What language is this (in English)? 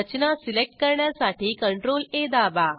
Marathi